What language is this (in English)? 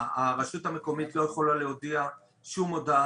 Hebrew